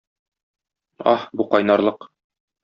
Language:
Tatar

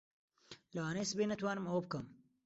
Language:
Central Kurdish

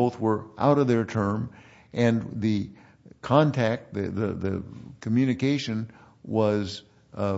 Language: English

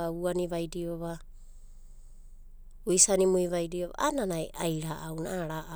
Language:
Abadi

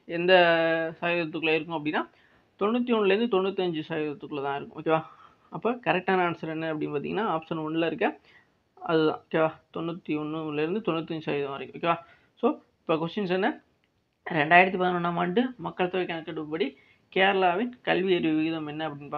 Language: Tamil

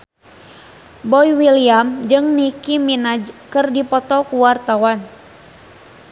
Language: Sundanese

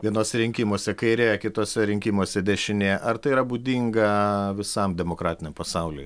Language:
Lithuanian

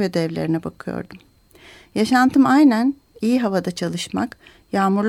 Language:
Turkish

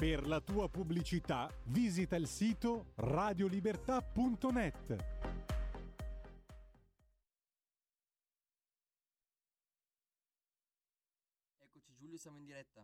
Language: Italian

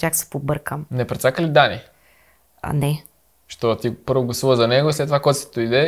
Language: Bulgarian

